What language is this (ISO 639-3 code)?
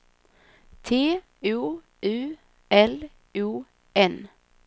swe